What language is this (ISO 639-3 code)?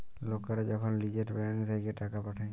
ben